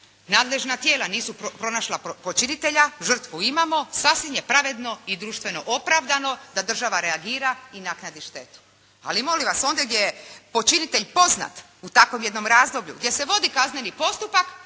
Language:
Croatian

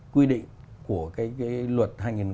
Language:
Vietnamese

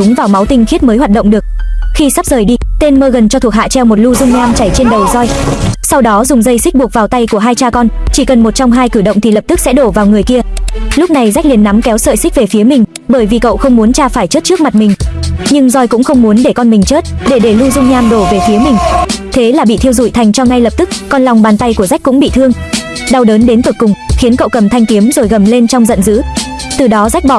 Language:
Vietnamese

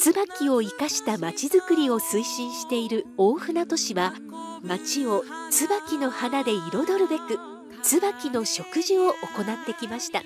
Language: Japanese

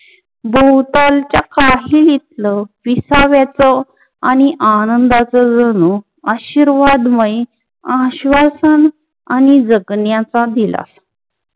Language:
Marathi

